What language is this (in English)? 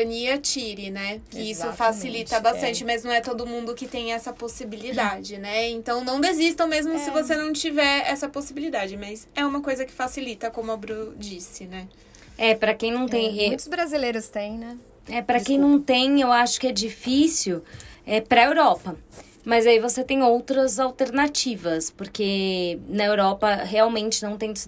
Portuguese